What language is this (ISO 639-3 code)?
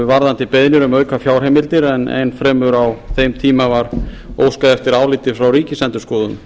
isl